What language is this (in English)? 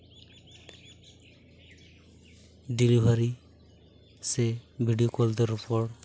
Santali